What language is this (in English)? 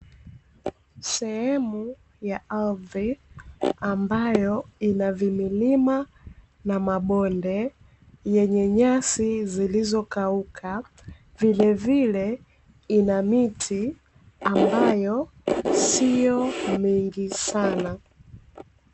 Swahili